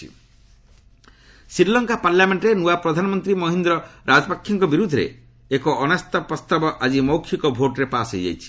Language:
Odia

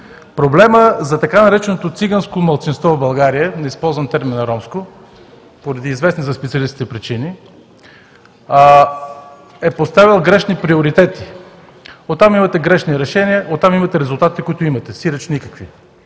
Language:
Bulgarian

